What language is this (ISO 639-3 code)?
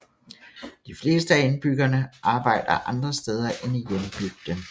dan